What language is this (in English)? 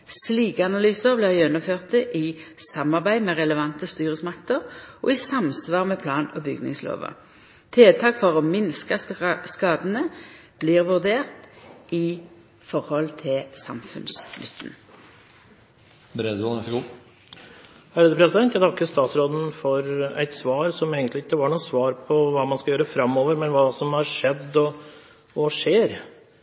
Norwegian